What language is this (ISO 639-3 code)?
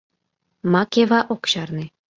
chm